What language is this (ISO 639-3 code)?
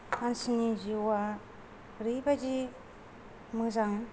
brx